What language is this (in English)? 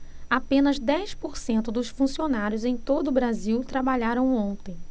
Portuguese